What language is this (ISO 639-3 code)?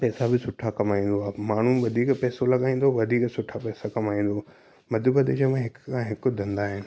snd